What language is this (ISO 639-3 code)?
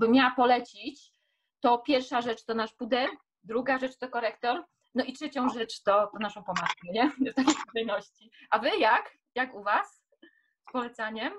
pol